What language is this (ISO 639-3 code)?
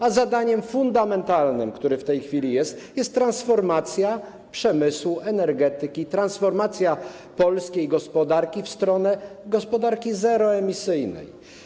pol